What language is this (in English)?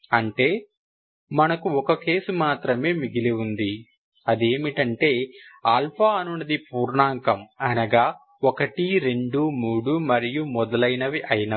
Telugu